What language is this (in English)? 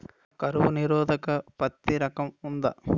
Telugu